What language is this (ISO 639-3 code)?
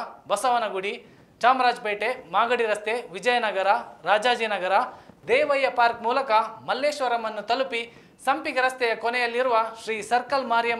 ron